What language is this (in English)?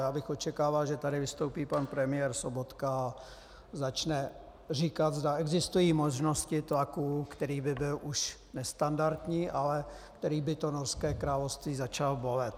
Czech